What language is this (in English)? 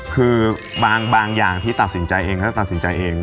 Thai